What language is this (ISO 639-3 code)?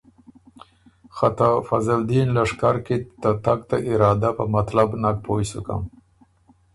oru